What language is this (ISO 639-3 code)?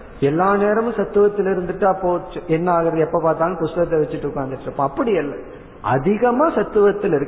tam